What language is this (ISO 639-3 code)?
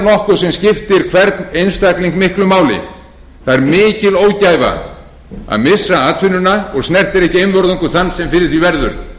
isl